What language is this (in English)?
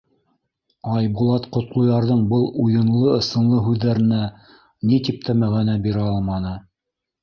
Bashkir